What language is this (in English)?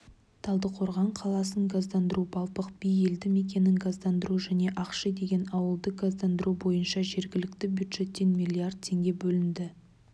Kazakh